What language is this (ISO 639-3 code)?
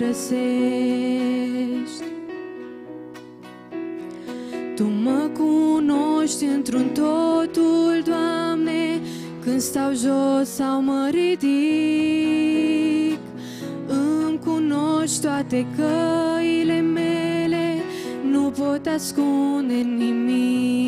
ron